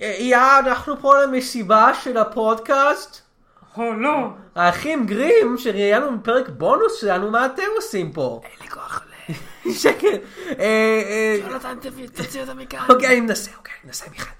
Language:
Hebrew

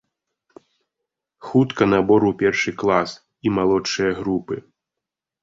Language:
Belarusian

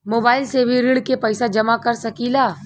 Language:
Bhojpuri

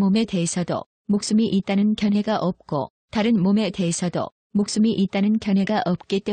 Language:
Korean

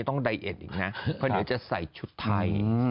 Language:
Thai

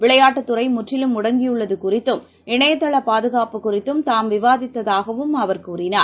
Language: Tamil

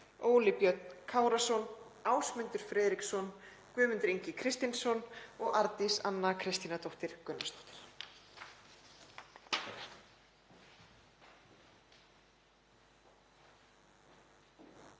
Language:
Icelandic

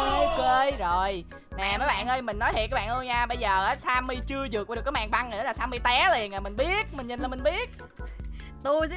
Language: Vietnamese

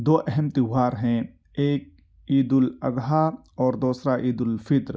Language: Urdu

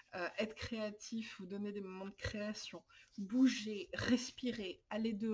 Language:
French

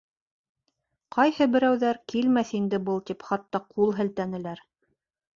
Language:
Bashkir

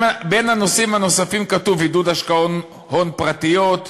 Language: Hebrew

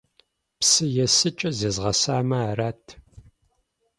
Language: Kabardian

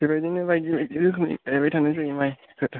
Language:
Bodo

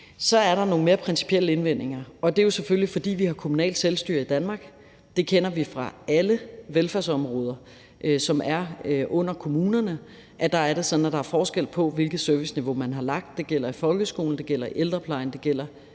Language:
Danish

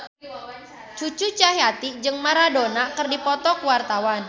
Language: Sundanese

